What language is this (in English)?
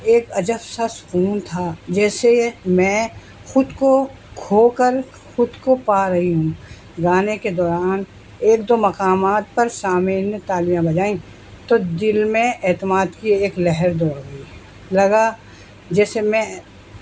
Urdu